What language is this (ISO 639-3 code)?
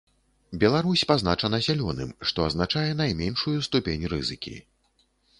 bel